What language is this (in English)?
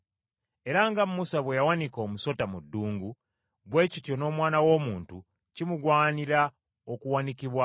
Ganda